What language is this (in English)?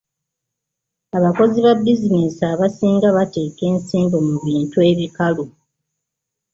Ganda